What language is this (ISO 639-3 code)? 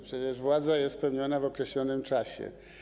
pol